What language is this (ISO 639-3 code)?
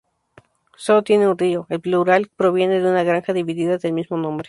spa